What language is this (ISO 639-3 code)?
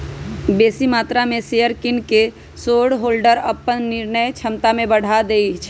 mag